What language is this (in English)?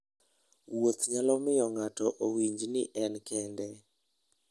Luo (Kenya and Tanzania)